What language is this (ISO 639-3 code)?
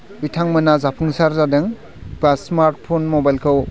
brx